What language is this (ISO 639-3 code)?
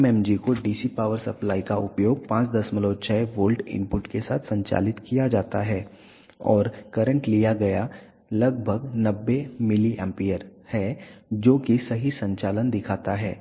hin